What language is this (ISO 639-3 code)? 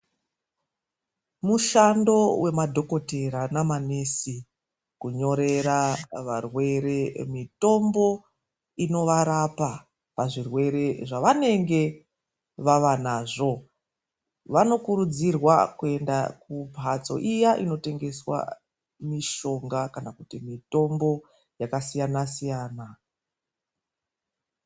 ndc